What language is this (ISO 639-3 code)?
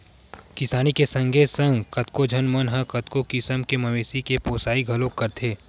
hne